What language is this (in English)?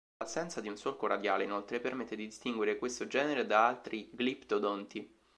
Italian